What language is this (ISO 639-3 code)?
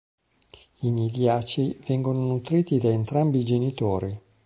ita